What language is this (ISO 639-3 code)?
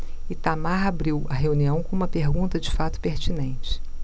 por